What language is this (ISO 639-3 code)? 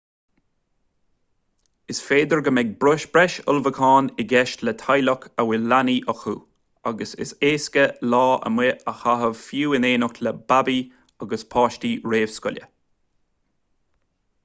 gle